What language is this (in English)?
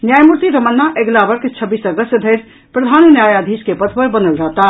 Maithili